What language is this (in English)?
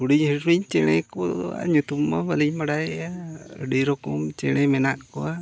Santali